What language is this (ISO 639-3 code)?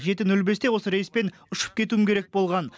kaz